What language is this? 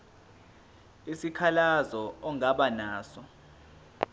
Zulu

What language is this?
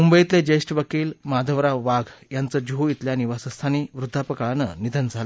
Marathi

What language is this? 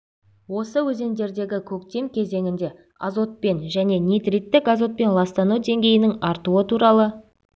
Kazakh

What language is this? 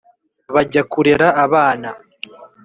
Kinyarwanda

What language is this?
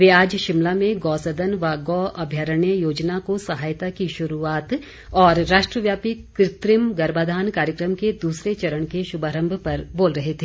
Hindi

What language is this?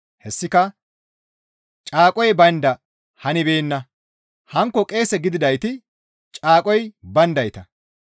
Gamo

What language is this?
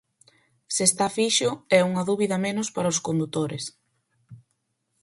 Galician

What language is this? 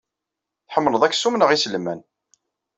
Kabyle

